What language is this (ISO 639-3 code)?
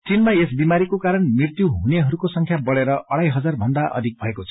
nep